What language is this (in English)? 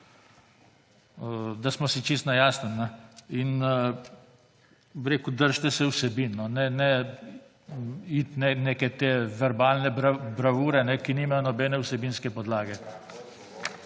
Slovenian